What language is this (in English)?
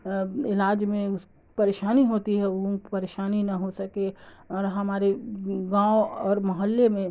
Urdu